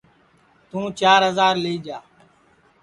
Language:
Sansi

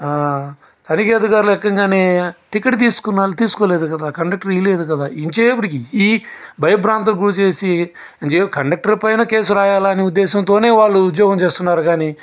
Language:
Telugu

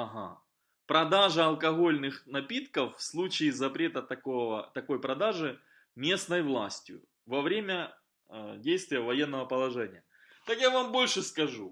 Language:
Russian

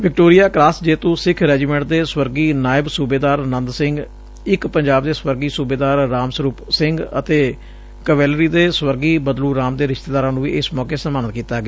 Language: Punjabi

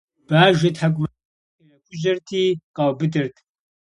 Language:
Kabardian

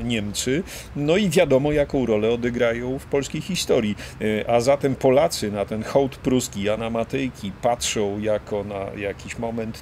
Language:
Polish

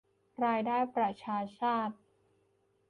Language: Thai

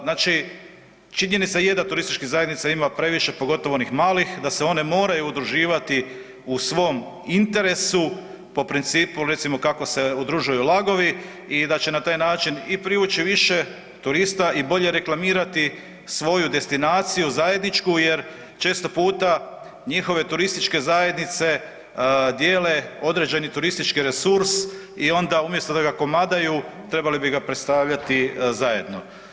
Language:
Croatian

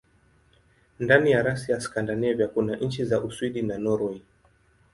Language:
Swahili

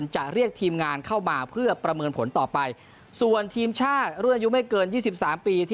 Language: Thai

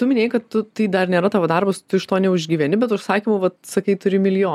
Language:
Lithuanian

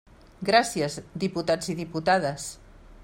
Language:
Catalan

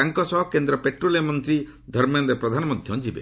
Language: Odia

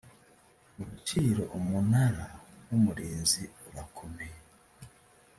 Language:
Kinyarwanda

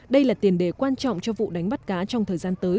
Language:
Vietnamese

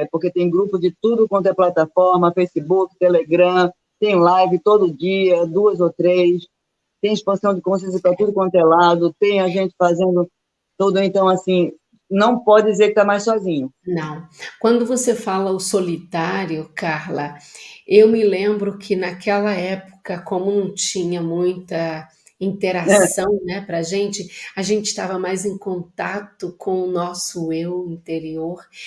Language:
Portuguese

